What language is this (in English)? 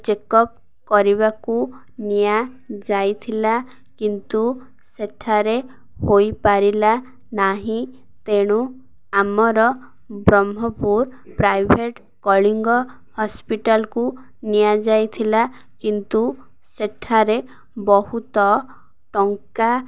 Odia